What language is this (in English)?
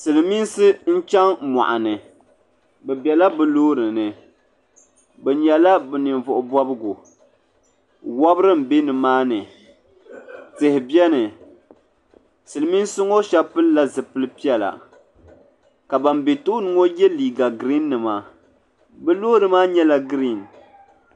Dagbani